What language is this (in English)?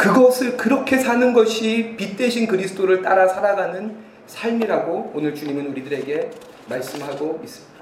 Korean